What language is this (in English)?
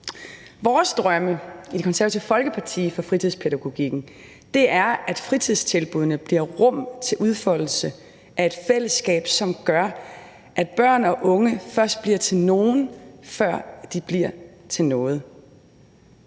Danish